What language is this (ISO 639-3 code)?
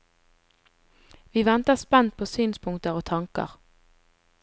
nor